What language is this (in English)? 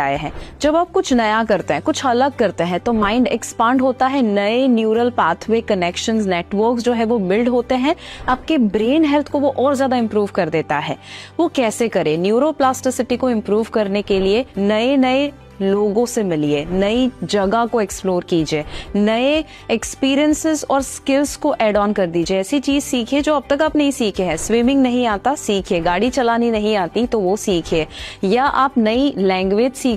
Hindi